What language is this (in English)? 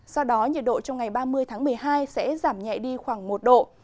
Vietnamese